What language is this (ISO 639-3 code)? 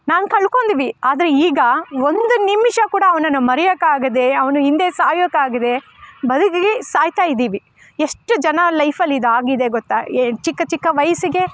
kan